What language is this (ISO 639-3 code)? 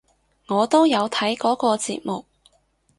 yue